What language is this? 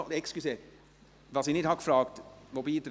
Swiss German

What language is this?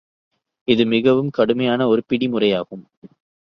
Tamil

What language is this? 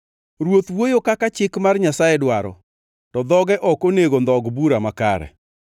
Luo (Kenya and Tanzania)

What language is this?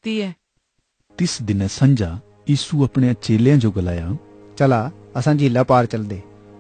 Hindi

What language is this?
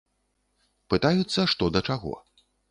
Belarusian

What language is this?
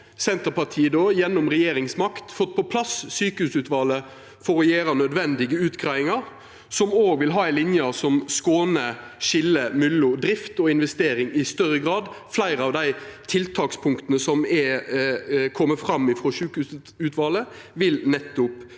Norwegian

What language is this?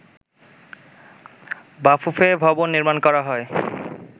Bangla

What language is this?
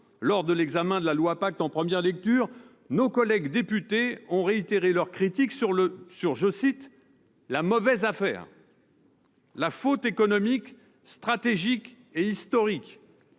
French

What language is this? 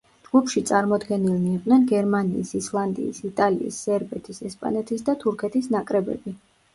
Georgian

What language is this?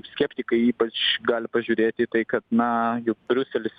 Lithuanian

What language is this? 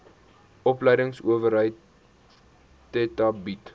Afrikaans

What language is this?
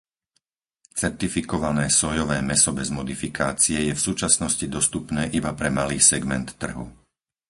Slovak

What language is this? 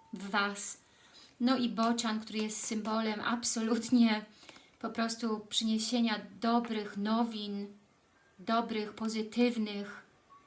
Polish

